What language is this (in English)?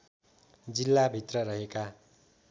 Nepali